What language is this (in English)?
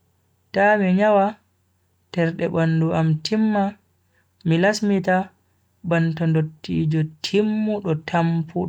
Bagirmi Fulfulde